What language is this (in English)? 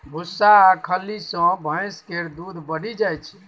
Maithili